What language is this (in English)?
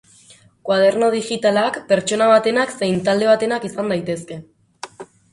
Basque